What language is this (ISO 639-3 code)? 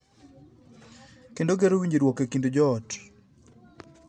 luo